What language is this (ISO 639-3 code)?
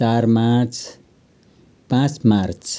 nep